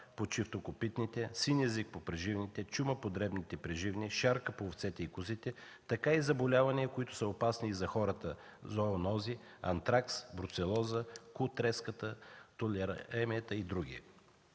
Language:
Bulgarian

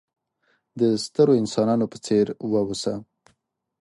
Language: Pashto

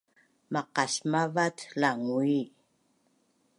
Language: Bunun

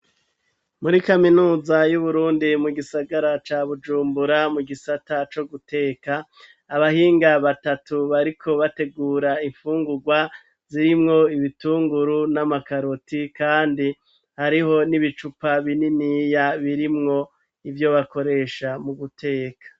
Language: Rundi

